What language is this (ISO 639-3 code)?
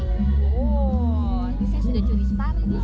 ind